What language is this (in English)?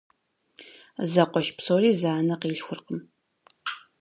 Kabardian